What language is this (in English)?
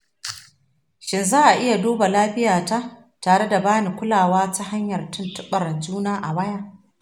Hausa